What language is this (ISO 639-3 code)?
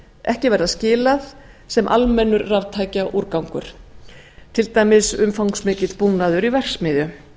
isl